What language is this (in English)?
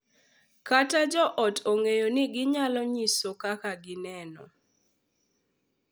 Luo (Kenya and Tanzania)